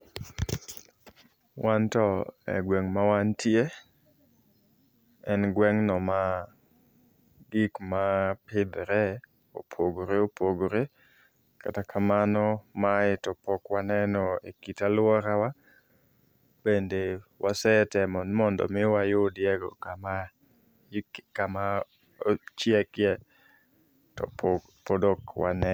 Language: Luo (Kenya and Tanzania)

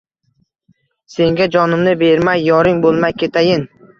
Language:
Uzbek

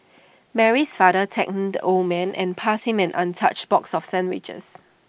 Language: English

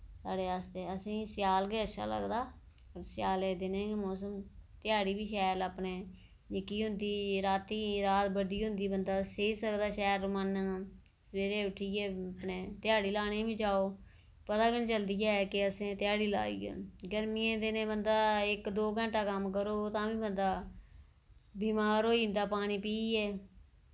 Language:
Dogri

